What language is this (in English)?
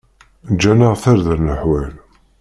Kabyle